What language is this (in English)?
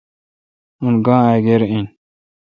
Kalkoti